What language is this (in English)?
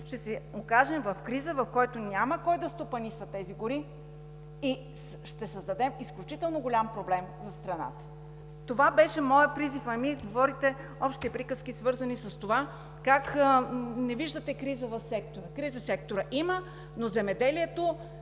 Bulgarian